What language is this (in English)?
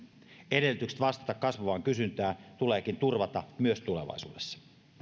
Finnish